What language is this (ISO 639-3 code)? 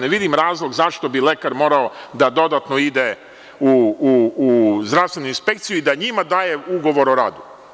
srp